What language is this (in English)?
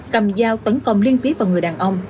Vietnamese